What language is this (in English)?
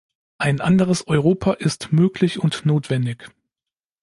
German